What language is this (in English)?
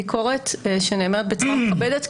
Hebrew